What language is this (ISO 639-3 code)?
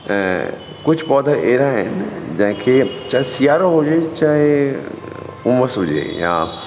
snd